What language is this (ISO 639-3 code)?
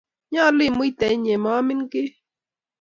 kln